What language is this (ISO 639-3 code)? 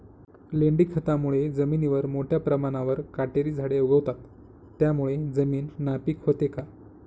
mar